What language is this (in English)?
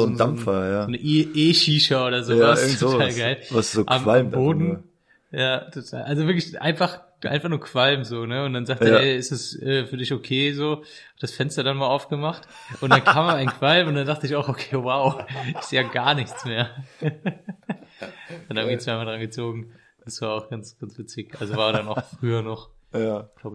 German